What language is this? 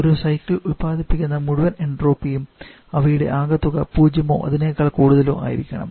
Malayalam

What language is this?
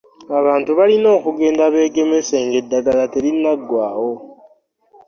Ganda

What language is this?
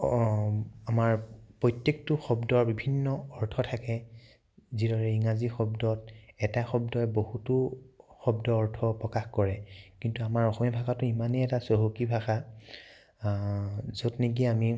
Assamese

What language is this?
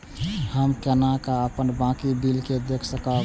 Maithili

